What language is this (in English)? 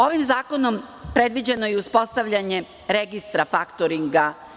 Serbian